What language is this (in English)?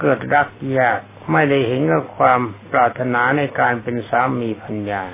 Thai